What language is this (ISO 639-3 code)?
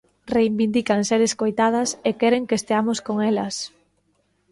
glg